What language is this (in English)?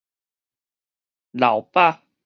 Min Nan Chinese